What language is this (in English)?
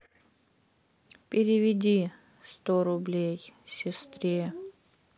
Russian